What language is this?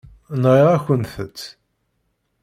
Kabyle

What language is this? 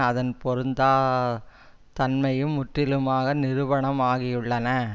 Tamil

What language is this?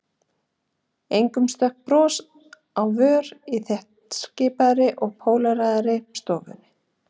Icelandic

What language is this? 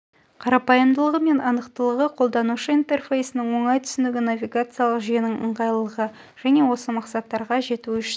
Kazakh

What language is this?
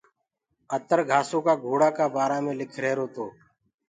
Gurgula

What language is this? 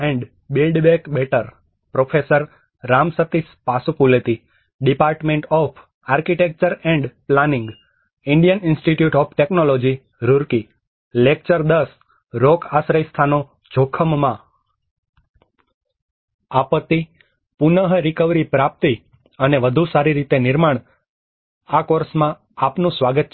Gujarati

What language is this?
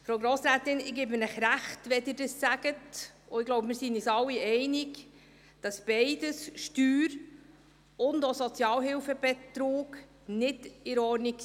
Swiss German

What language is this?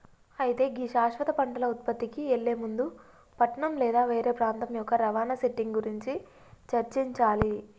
Telugu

